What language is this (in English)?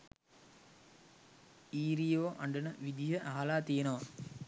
Sinhala